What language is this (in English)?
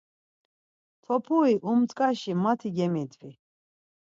Laz